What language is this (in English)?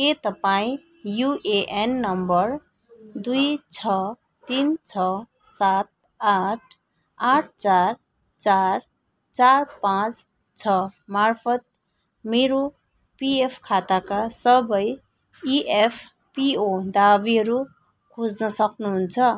Nepali